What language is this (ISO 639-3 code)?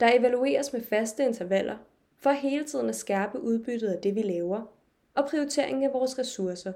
dan